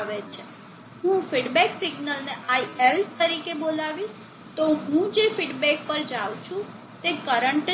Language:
Gujarati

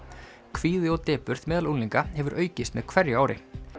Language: Icelandic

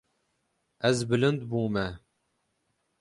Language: Kurdish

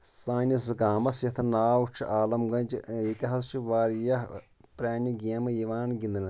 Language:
Kashmiri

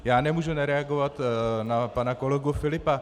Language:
Czech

